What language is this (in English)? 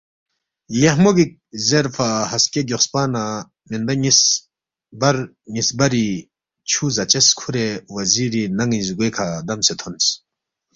Balti